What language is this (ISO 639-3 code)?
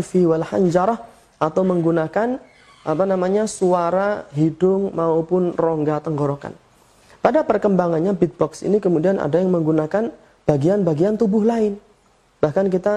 ind